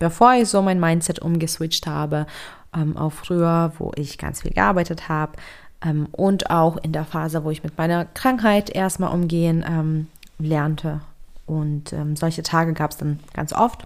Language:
German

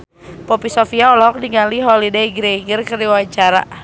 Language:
Sundanese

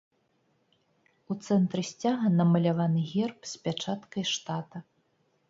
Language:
Belarusian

